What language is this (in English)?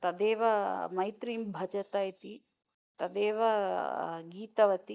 Sanskrit